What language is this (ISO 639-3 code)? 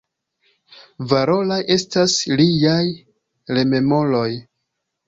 epo